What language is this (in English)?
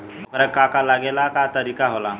Bhojpuri